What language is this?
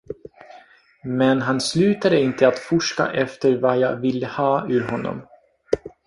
Swedish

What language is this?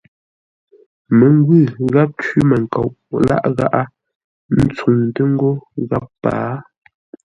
Ngombale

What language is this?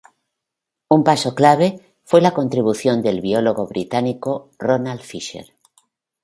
Spanish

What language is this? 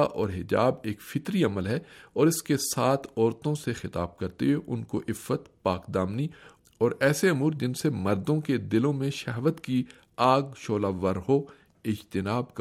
Urdu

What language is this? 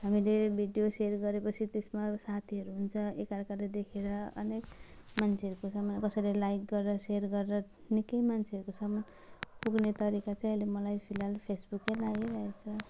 Nepali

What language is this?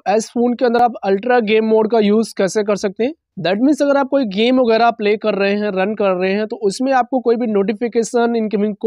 Hindi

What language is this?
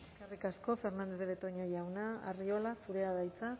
Basque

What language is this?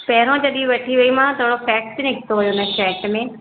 Sindhi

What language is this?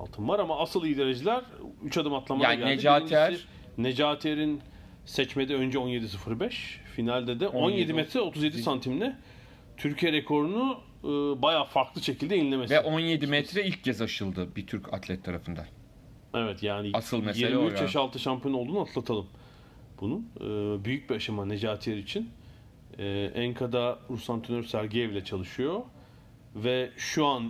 Turkish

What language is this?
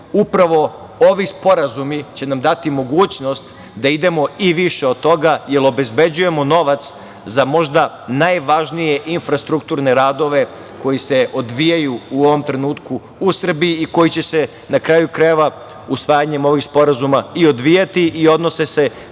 Serbian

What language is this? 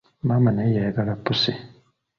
Ganda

